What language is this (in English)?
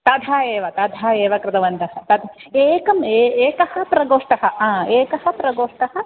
Sanskrit